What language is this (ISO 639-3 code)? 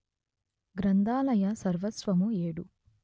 tel